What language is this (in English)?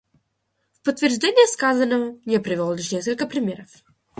Russian